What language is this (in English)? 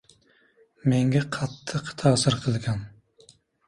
Uzbek